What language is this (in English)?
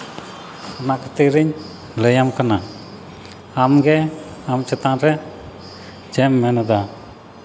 Santali